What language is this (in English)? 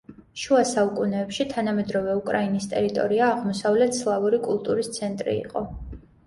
Georgian